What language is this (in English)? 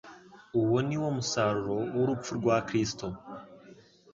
Kinyarwanda